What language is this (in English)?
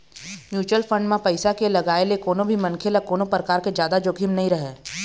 Chhattisgarhi